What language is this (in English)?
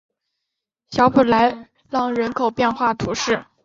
Chinese